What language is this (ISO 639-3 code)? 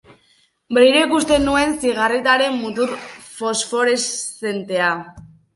eus